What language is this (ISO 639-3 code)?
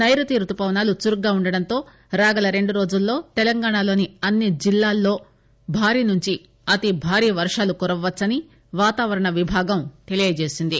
tel